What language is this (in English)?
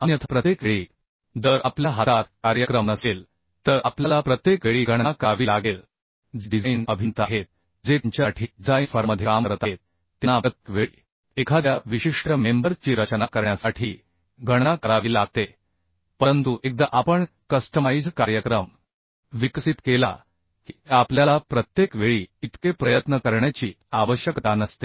Marathi